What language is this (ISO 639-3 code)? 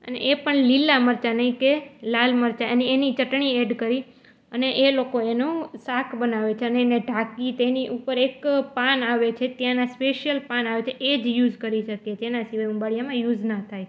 guj